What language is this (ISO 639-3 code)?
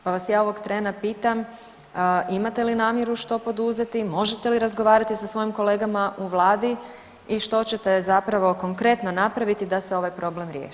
hrv